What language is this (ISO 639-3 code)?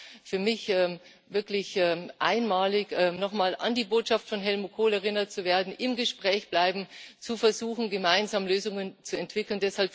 deu